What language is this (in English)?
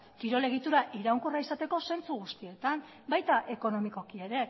Basque